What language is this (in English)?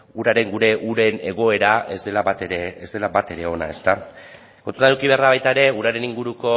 Basque